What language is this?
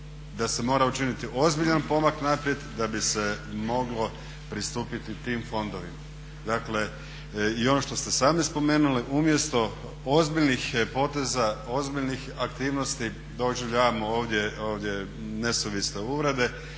Croatian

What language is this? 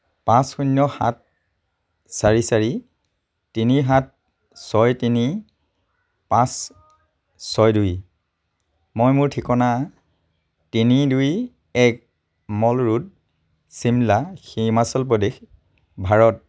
Assamese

